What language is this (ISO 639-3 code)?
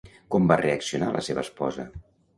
cat